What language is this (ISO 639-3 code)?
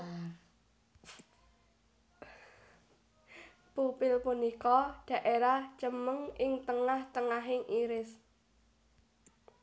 jav